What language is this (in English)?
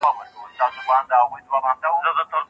Pashto